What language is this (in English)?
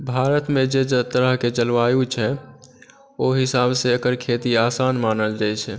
Maithili